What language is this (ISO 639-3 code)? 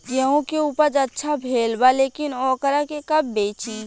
bho